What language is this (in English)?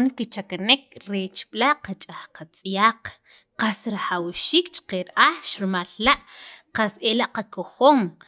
Sacapulteco